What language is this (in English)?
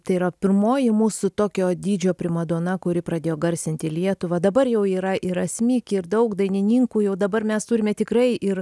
Lithuanian